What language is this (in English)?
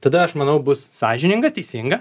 Lithuanian